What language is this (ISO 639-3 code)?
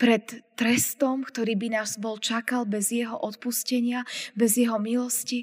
slk